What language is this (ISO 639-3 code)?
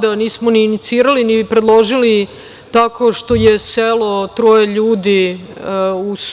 srp